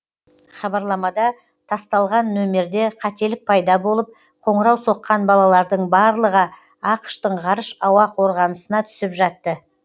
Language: Kazakh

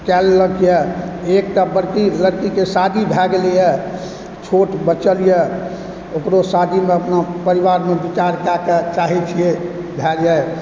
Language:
Maithili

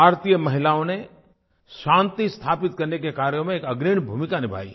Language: Hindi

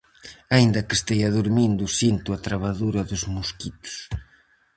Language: Galician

